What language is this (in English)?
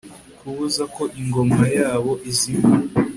Kinyarwanda